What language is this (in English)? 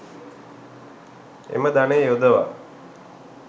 Sinhala